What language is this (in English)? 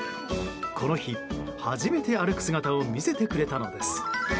Japanese